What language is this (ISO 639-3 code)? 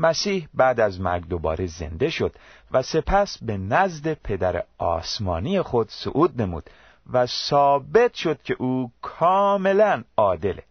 fas